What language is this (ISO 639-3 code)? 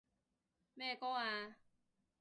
yue